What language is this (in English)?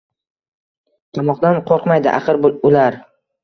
Uzbek